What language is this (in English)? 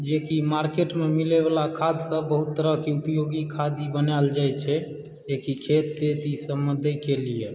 Maithili